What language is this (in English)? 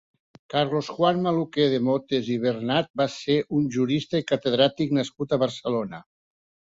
Catalan